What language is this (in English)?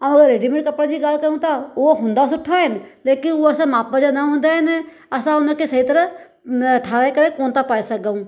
Sindhi